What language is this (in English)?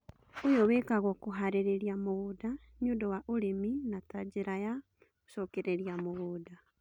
Kikuyu